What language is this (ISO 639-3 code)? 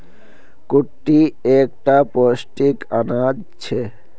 mag